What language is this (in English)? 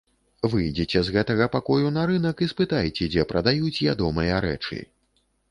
Belarusian